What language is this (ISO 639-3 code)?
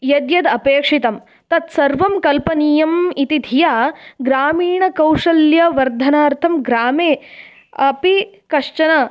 san